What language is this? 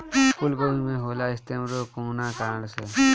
Bhojpuri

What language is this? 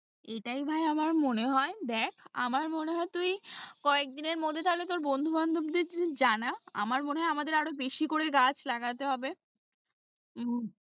Bangla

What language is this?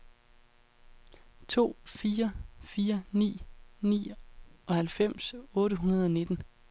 Danish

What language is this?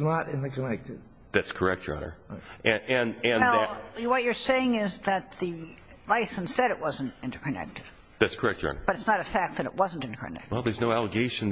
English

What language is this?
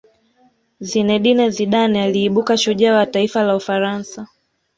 Swahili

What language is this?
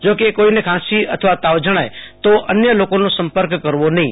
Gujarati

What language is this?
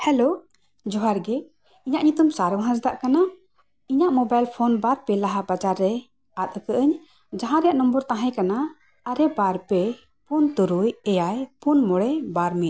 Santali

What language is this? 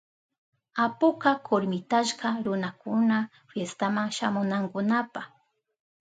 Southern Pastaza Quechua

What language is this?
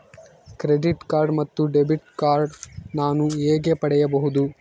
Kannada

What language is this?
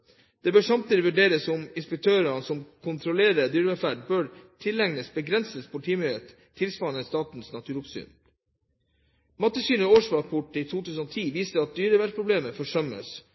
Norwegian Bokmål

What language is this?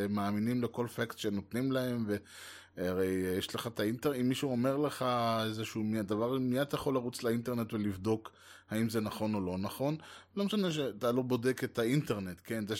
Hebrew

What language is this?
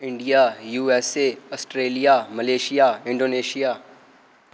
Dogri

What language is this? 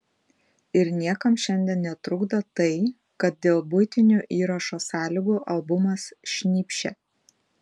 Lithuanian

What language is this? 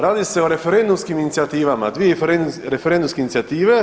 Croatian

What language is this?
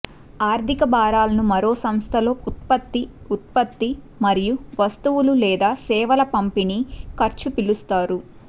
Telugu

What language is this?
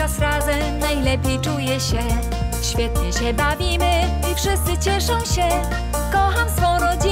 Polish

